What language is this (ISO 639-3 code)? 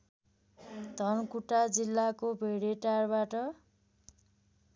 nep